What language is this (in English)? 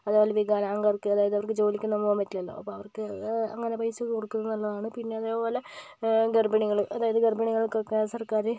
Malayalam